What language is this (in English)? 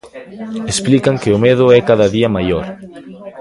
Galician